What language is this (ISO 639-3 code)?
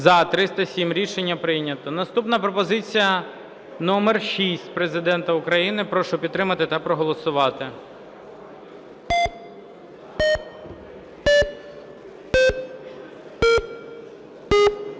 ukr